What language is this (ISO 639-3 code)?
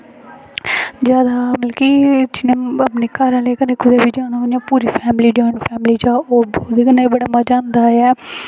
doi